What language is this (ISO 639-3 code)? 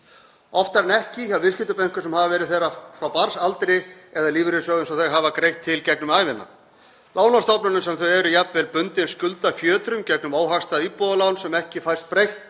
isl